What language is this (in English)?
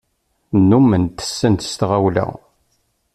Kabyle